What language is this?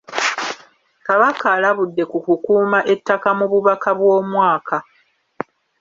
Ganda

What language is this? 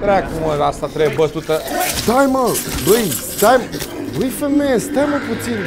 Romanian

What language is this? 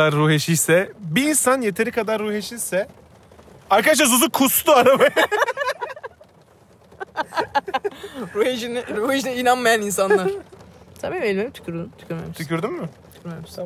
Turkish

